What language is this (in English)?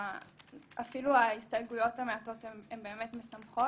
Hebrew